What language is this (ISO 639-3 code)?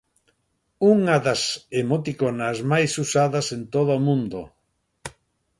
glg